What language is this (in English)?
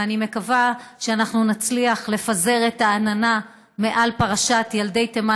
Hebrew